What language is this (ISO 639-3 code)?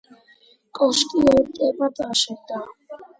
kat